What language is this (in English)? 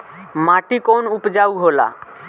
Bhojpuri